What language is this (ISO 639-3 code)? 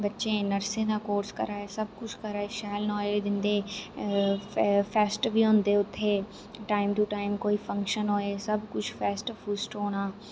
doi